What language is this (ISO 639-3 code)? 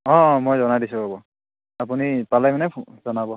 asm